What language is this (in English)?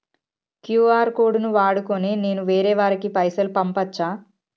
Telugu